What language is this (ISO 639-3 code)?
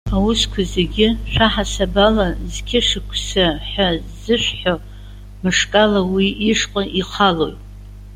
abk